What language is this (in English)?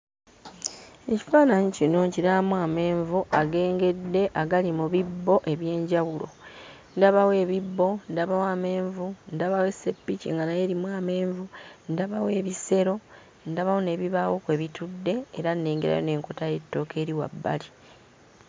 Ganda